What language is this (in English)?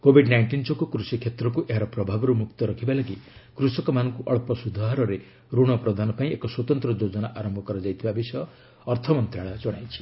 Odia